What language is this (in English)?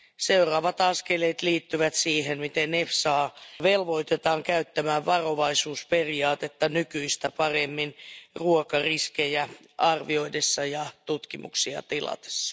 Finnish